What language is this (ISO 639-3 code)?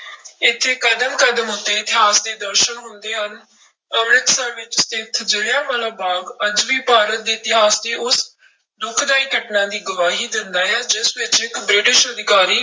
pan